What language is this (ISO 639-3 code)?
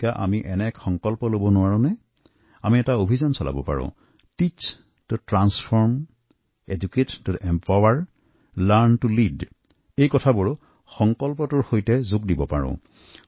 asm